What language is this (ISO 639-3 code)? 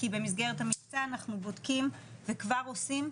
heb